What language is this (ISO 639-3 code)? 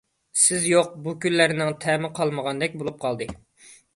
uig